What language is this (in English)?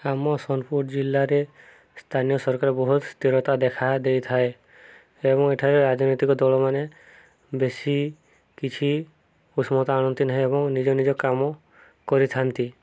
Odia